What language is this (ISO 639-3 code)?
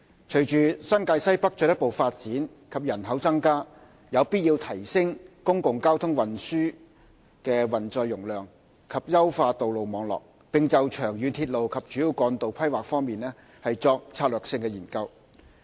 yue